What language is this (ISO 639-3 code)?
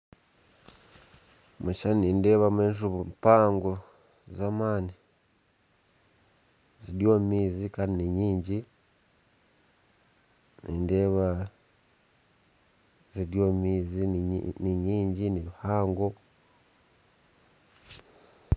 nyn